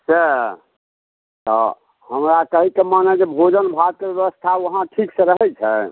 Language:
Maithili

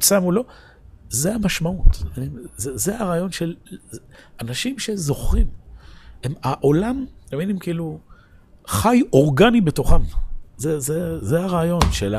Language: Hebrew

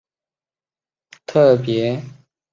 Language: Chinese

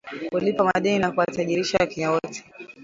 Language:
Swahili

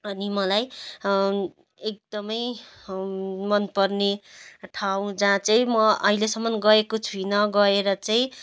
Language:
Nepali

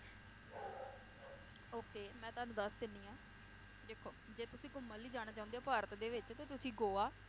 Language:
Punjabi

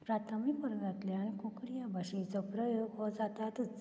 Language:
Konkani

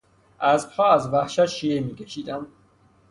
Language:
Persian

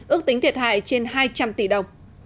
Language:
Vietnamese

